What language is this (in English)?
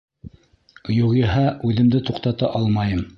Bashkir